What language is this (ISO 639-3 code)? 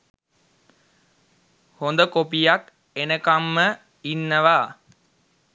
sin